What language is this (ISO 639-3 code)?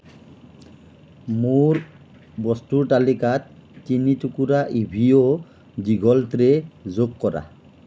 asm